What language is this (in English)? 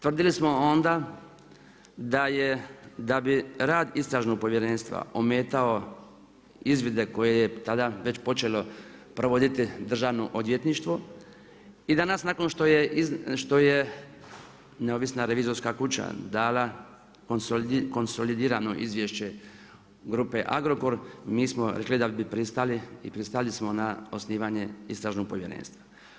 Croatian